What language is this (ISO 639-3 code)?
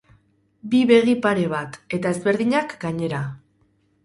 eus